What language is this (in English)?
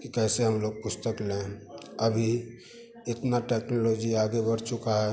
Hindi